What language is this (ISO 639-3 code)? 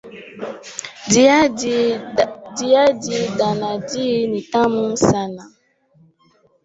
swa